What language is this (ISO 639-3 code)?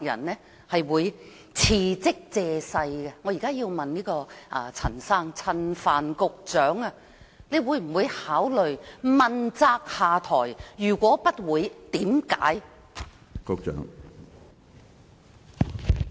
yue